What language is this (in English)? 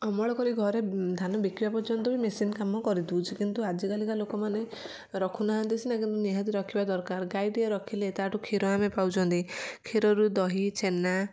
Odia